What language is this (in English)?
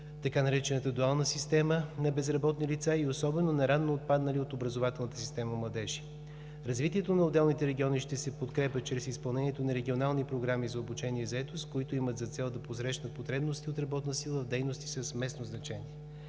Bulgarian